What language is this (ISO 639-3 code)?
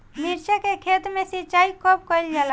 bho